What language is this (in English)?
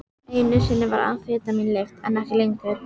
Icelandic